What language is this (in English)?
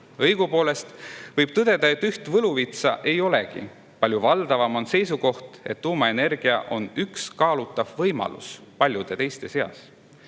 Estonian